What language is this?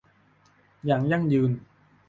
Thai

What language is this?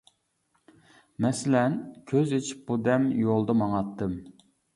Uyghur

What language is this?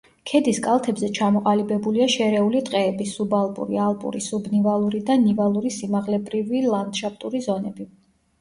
Georgian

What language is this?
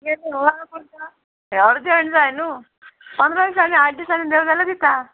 Konkani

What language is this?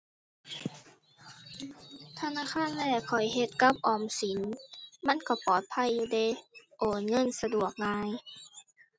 Thai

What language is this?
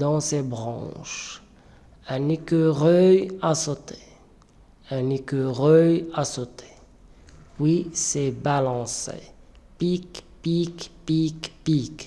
French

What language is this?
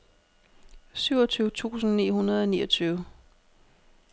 Danish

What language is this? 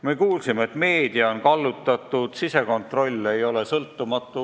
Estonian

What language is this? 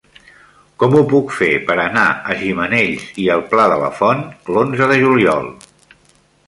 Catalan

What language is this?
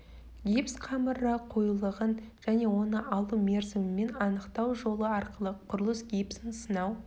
Kazakh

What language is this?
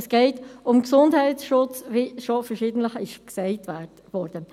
Swiss German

